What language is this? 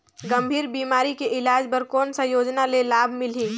Chhattisgarhi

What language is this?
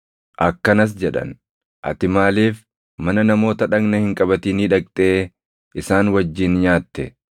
Oromo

